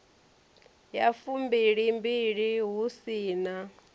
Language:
Venda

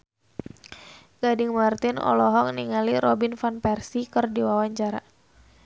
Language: Sundanese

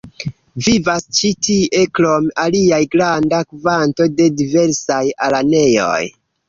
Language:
Esperanto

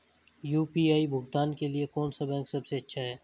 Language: Hindi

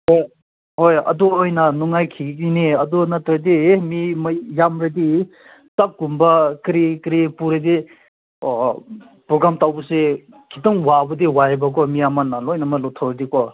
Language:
Manipuri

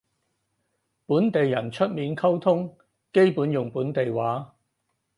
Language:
Cantonese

